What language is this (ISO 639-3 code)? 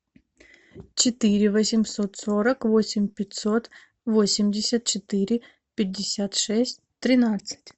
rus